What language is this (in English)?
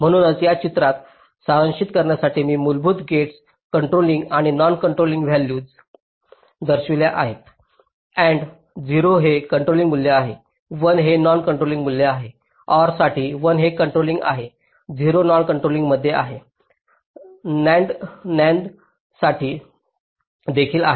Marathi